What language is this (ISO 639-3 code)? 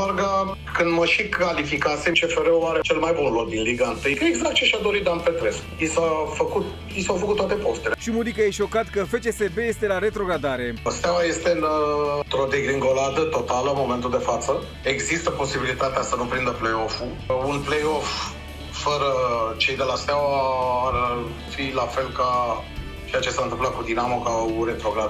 ron